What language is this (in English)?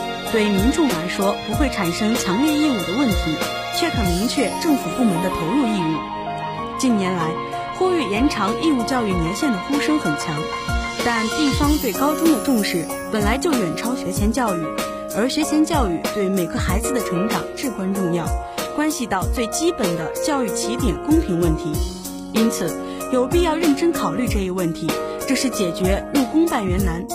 Chinese